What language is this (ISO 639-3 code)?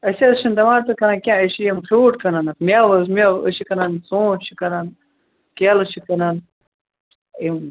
kas